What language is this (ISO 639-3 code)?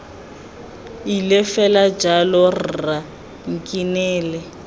tsn